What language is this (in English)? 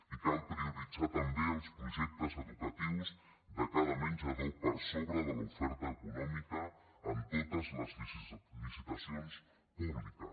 Catalan